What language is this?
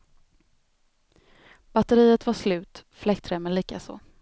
Swedish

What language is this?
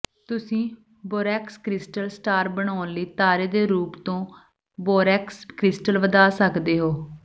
Punjabi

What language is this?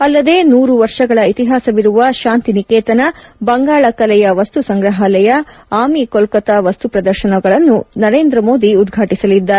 Kannada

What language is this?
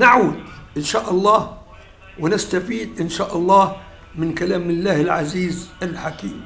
Arabic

